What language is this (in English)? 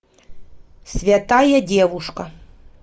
Russian